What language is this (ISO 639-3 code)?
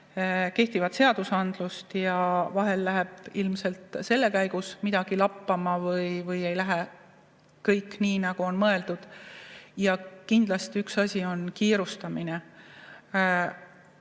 est